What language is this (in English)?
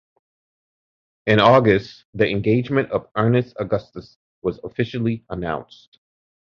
English